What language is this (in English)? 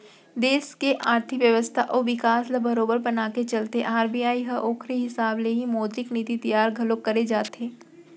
Chhattisgarhi